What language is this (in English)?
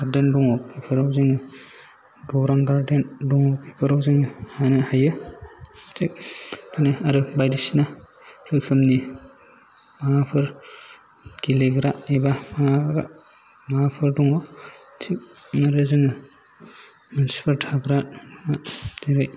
Bodo